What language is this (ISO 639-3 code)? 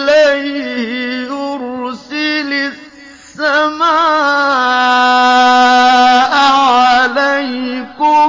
ara